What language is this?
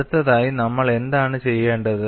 Malayalam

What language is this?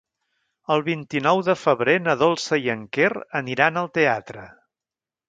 Catalan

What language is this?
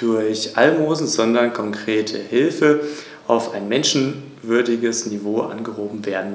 German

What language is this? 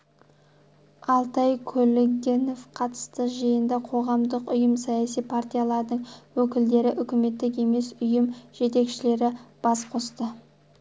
Kazakh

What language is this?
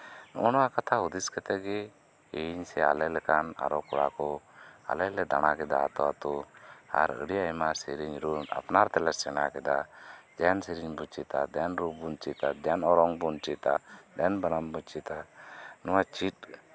Santali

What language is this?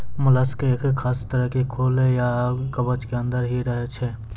Maithili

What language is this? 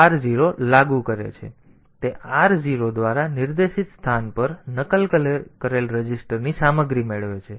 Gujarati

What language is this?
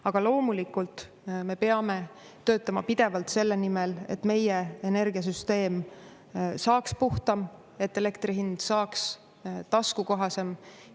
Estonian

